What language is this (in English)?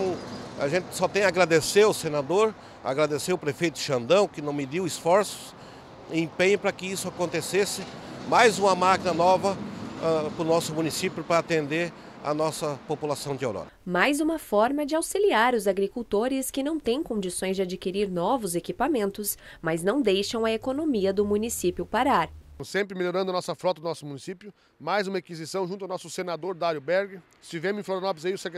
Portuguese